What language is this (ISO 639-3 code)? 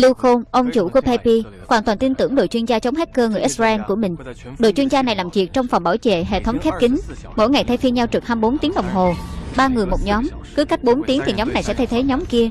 vie